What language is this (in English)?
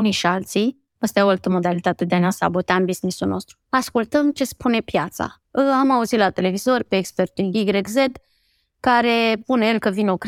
Romanian